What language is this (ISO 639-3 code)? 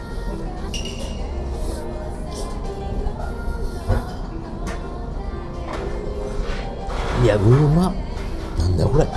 jpn